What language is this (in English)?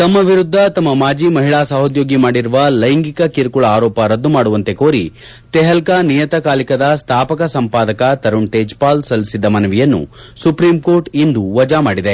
Kannada